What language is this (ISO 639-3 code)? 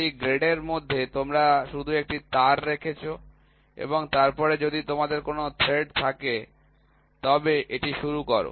ben